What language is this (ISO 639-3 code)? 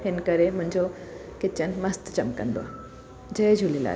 snd